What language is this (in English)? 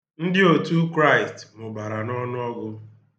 Igbo